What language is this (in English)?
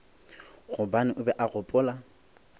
Northern Sotho